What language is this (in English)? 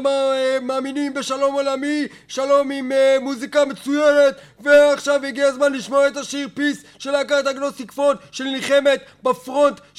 Hebrew